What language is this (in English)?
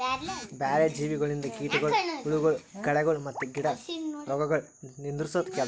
Kannada